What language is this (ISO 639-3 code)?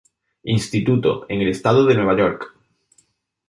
spa